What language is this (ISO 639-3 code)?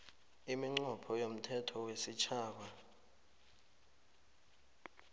nbl